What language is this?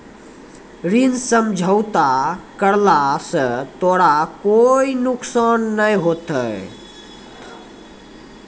Maithili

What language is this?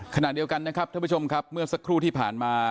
Thai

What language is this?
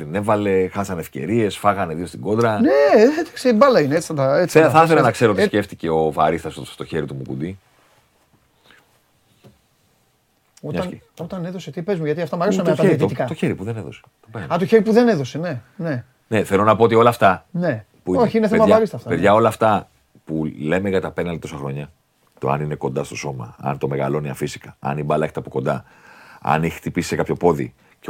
Greek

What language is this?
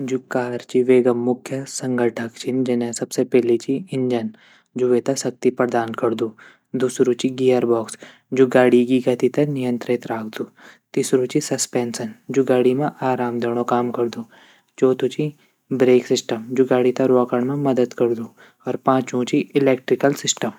Garhwali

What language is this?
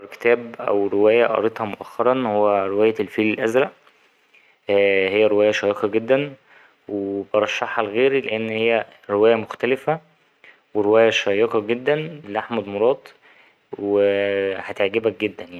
Egyptian Arabic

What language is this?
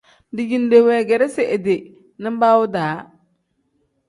Tem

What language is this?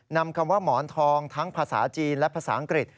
Thai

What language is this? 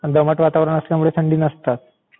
Marathi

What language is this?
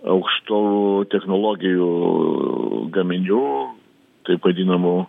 Lithuanian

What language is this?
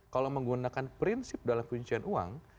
Indonesian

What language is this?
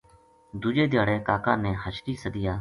Gujari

